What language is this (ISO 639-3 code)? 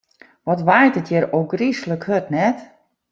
fry